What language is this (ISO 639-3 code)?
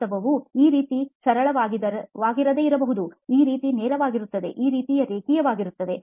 kan